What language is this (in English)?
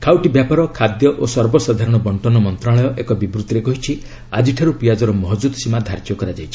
Odia